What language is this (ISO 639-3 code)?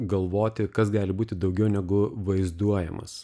lit